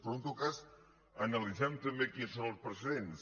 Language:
Catalan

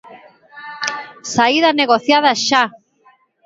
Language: Galician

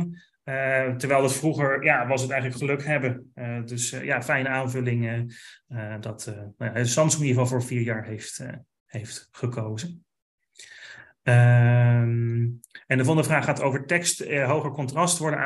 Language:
Dutch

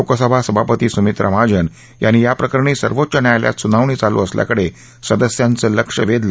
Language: Marathi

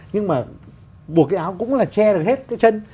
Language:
Vietnamese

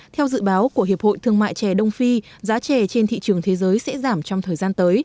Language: Vietnamese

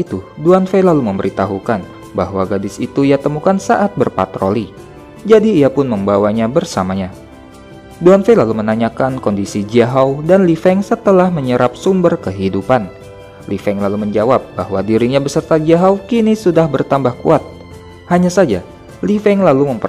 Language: Indonesian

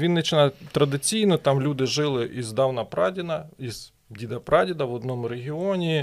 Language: Ukrainian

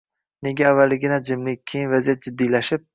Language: Uzbek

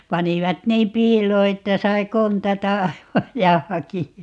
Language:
Finnish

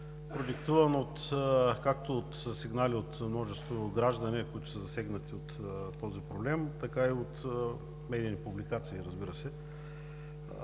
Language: Bulgarian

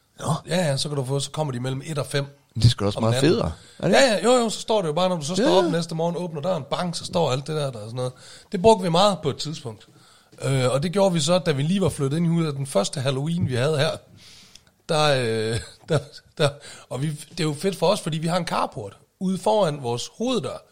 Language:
Danish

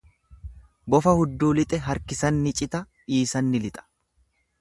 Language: Oromo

